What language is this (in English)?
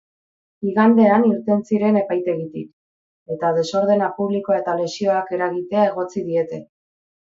Basque